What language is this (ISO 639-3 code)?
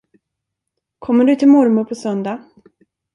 swe